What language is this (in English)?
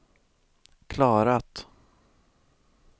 Swedish